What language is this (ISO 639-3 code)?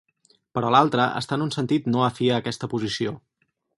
cat